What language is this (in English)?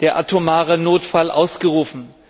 German